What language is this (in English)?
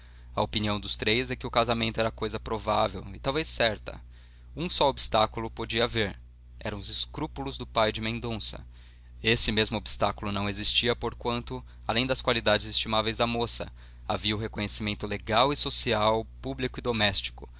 Portuguese